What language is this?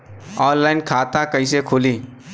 Bhojpuri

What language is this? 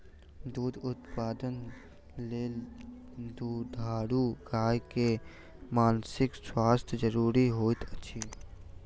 Maithili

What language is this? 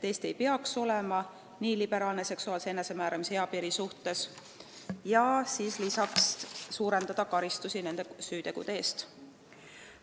Estonian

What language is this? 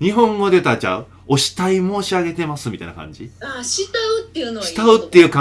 Japanese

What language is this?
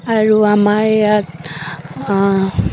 Assamese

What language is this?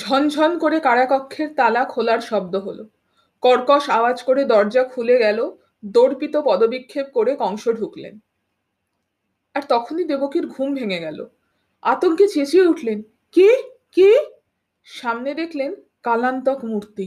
Bangla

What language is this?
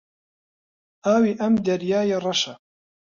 Central Kurdish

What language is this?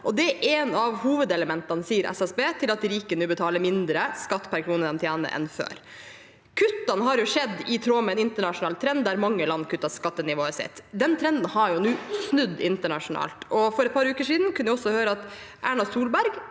Norwegian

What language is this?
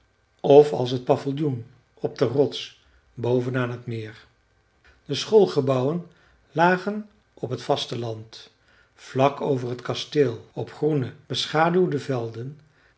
Dutch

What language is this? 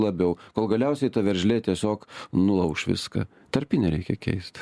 Lithuanian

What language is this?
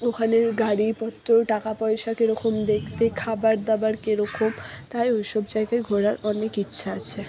Bangla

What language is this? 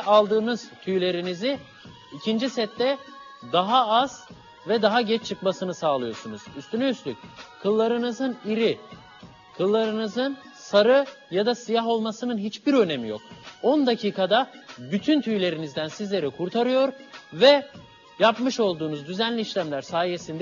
Turkish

